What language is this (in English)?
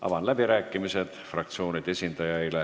Estonian